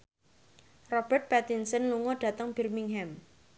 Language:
Javanese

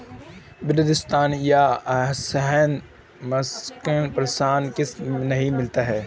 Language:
Hindi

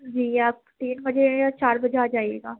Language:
Urdu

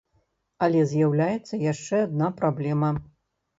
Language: Belarusian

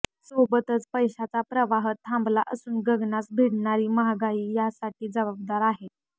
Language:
Marathi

